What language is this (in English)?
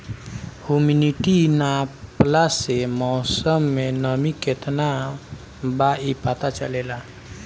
Bhojpuri